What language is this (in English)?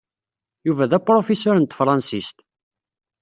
Kabyle